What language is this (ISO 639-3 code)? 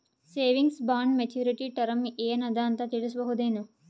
kan